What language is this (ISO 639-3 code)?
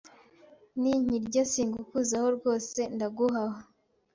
kin